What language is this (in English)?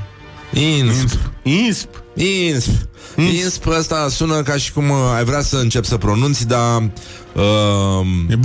Romanian